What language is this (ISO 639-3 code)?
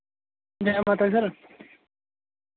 doi